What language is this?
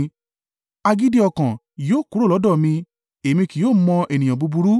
Yoruba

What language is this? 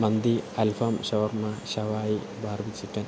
Malayalam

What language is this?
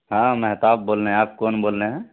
Urdu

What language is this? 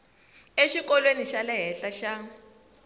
Tsonga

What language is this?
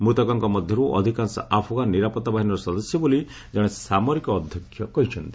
Odia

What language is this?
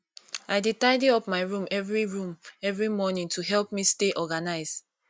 Nigerian Pidgin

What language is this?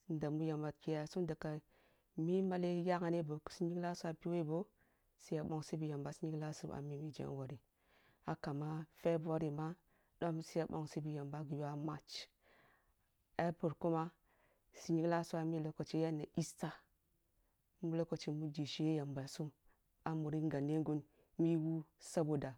Kulung (Nigeria)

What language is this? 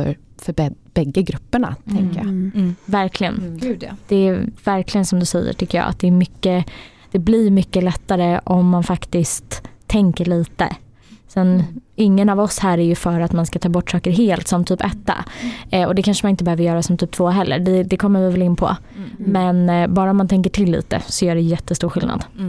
Swedish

